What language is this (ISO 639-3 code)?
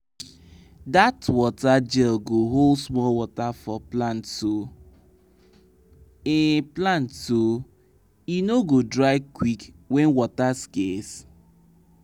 pcm